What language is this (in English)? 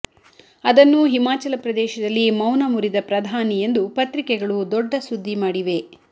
Kannada